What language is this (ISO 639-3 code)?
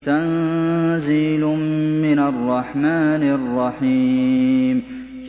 ara